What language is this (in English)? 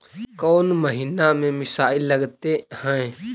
Magahi